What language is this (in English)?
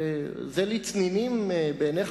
Hebrew